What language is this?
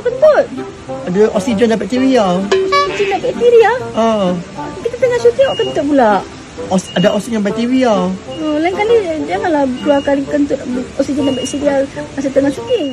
Malay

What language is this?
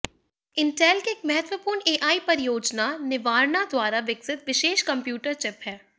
Hindi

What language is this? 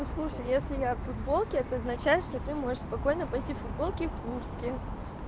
Russian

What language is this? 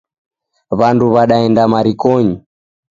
Taita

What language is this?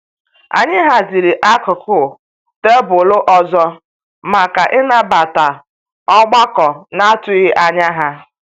Igbo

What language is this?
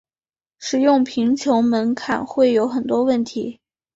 Chinese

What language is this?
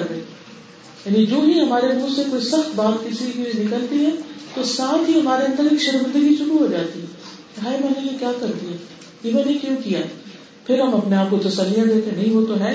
Urdu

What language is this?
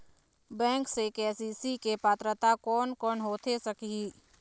Chhattisgarhi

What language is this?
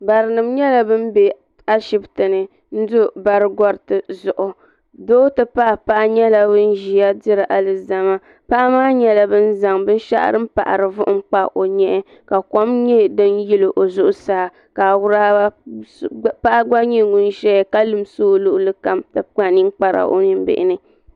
Dagbani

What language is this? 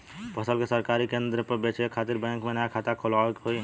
Bhojpuri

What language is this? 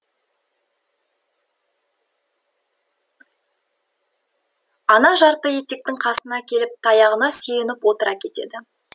Kazakh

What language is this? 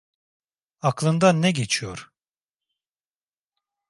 Turkish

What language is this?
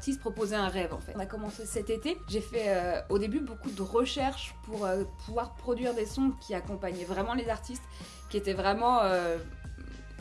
French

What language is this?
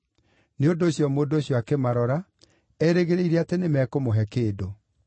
Kikuyu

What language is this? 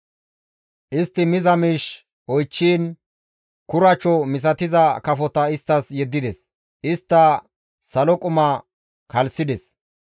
Gamo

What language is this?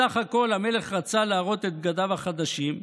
Hebrew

